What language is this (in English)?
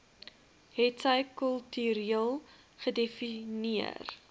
Afrikaans